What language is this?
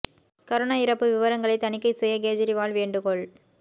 Tamil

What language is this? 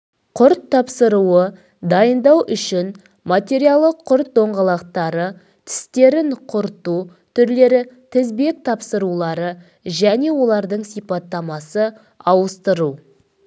Kazakh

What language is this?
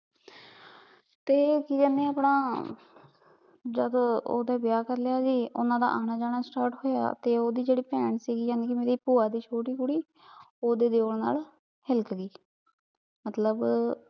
Punjabi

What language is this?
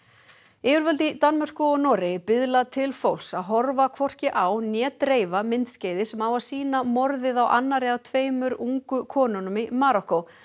Icelandic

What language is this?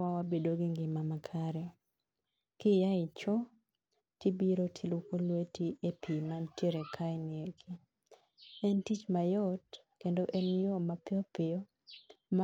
Luo (Kenya and Tanzania)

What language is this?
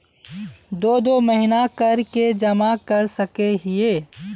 Magahi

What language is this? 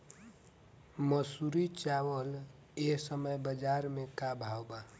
Bhojpuri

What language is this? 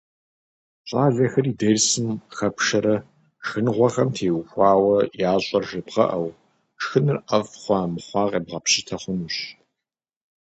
Kabardian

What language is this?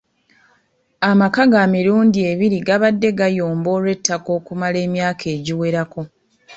Ganda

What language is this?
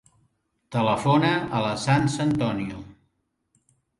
Catalan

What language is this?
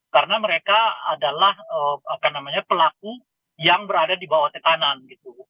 Indonesian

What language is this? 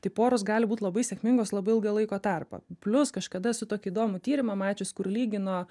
Lithuanian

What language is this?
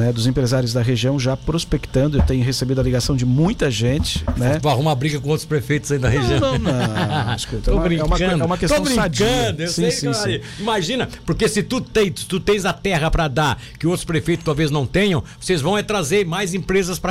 Portuguese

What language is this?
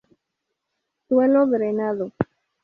Spanish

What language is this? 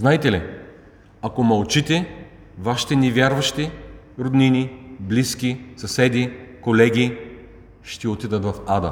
Bulgarian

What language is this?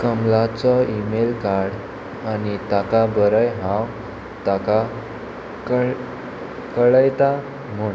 Konkani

